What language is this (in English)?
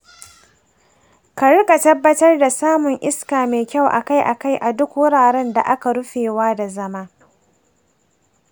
Hausa